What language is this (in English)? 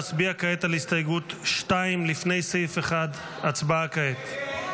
Hebrew